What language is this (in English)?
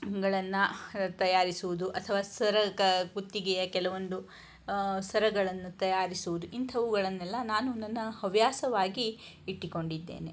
Kannada